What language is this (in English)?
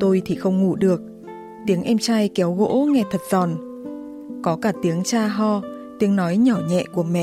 Vietnamese